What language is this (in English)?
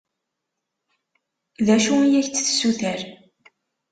Kabyle